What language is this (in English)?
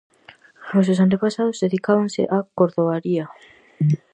Galician